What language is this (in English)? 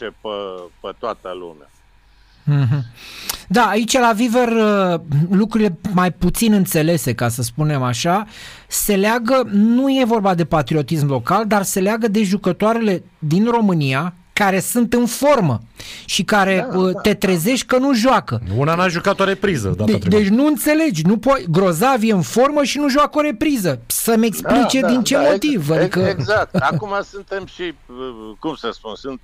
Romanian